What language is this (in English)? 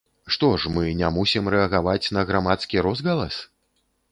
Belarusian